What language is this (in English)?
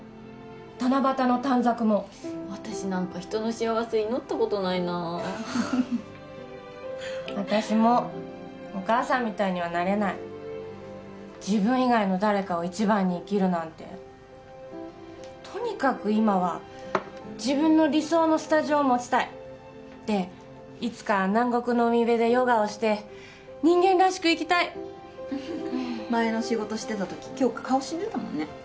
Japanese